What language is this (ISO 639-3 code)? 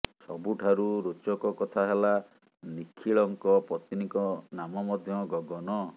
ori